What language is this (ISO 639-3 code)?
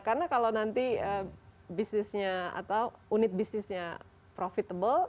ind